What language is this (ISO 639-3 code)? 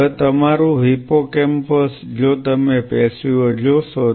guj